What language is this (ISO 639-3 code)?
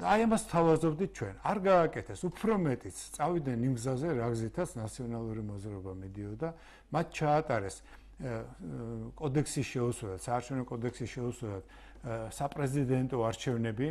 tur